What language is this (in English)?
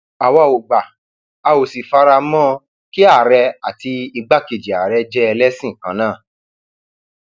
Yoruba